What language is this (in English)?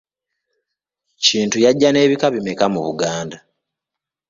Ganda